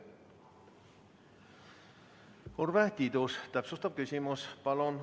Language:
Estonian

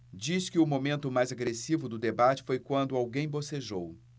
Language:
Portuguese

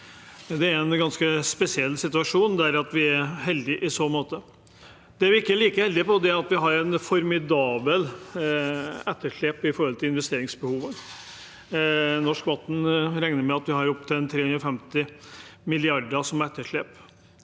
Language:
Norwegian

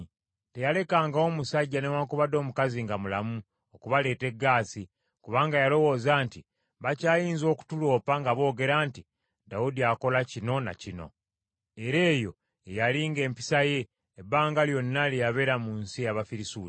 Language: Ganda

